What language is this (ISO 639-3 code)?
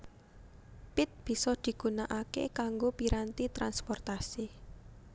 jav